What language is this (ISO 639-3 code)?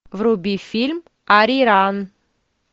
rus